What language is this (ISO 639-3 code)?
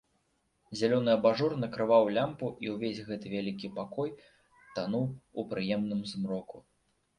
bel